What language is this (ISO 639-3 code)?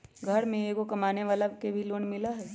mag